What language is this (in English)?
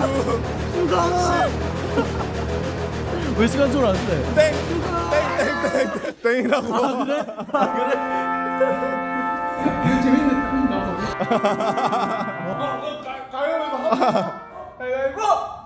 Korean